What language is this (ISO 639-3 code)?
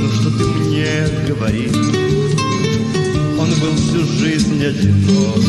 rus